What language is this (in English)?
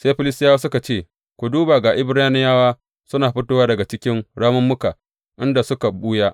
Hausa